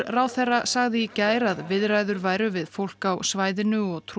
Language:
Icelandic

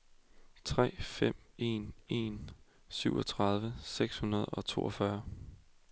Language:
Danish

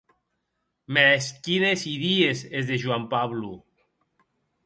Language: Occitan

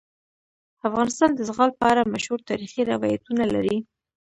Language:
Pashto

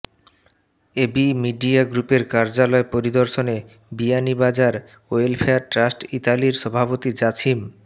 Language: Bangla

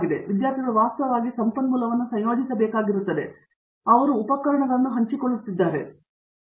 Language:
Kannada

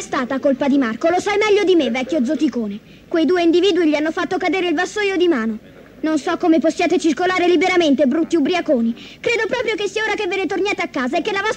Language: Italian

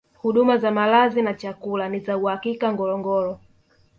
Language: Swahili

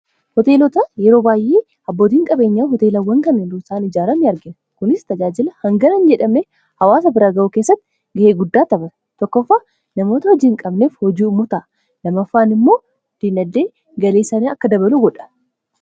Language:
Oromo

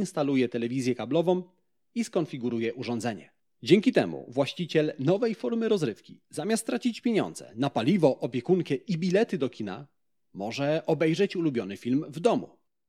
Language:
Polish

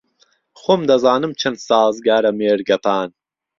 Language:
Central Kurdish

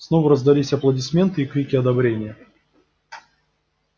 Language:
Russian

